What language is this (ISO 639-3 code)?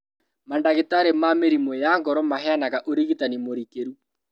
kik